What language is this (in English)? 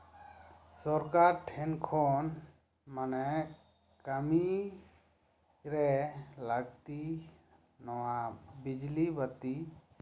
Santali